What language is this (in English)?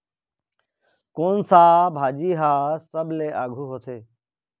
Chhattisgarhi